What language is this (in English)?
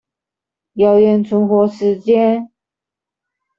Chinese